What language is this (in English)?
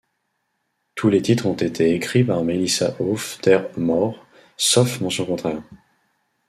French